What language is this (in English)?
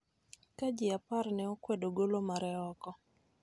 Luo (Kenya and Tanzania)